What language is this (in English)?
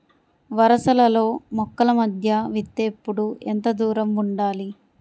Telugu